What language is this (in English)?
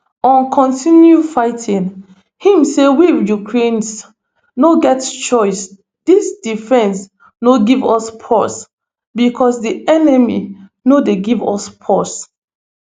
Nigerian Pidgin